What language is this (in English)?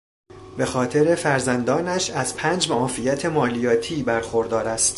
Persian